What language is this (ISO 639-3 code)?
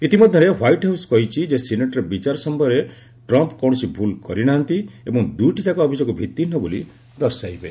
ori